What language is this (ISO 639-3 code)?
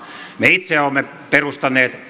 fin